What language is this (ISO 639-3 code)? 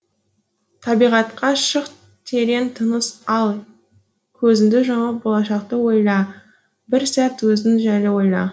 kaz